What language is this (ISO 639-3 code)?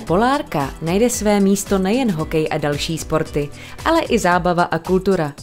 ces